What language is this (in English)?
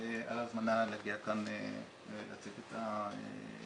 Hebrew